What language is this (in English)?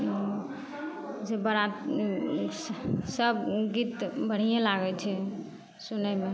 Maithili